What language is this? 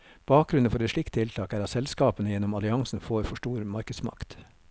Norwegian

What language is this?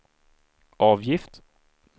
Swedish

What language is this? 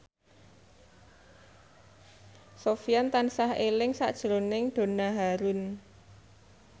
Javanese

